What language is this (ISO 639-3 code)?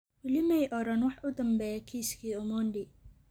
som